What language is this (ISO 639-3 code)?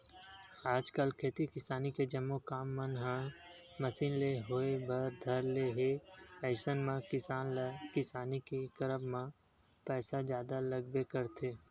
hne